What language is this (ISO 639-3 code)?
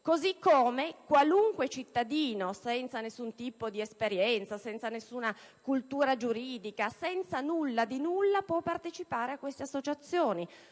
ita